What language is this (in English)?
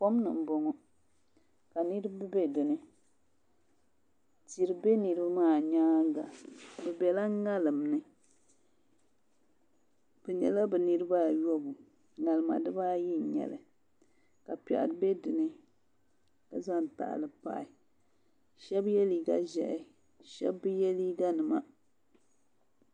Dagbani